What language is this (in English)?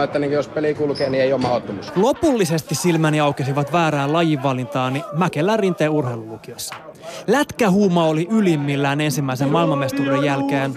Finnish